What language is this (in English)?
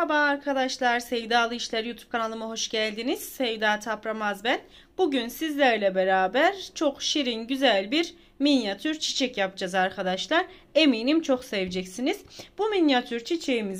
Turkish